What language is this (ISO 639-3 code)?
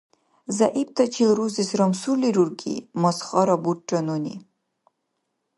dar